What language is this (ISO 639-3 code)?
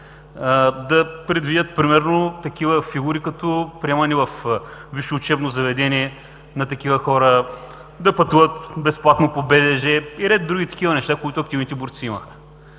bul